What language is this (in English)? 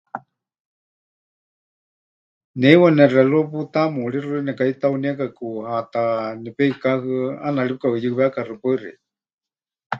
Huichol